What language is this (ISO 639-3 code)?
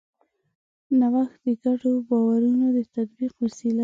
pus